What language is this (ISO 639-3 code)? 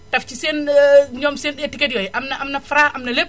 wol